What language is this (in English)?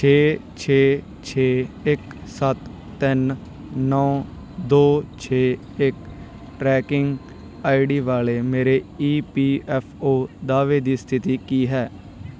Punjabi